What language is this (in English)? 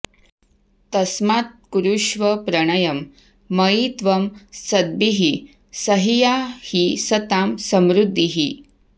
Sanskrit